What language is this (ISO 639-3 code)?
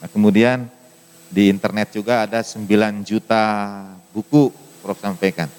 ind